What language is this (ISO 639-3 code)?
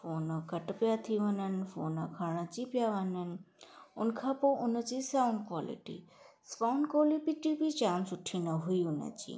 snd